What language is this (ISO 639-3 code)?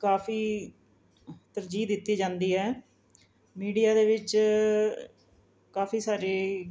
pan